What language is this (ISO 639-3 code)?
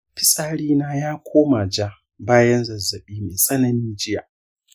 hau